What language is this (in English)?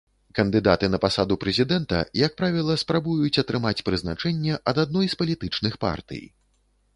Belarusian